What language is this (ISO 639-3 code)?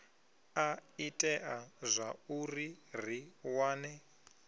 ven